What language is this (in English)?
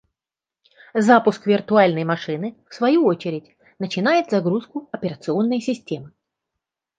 Russian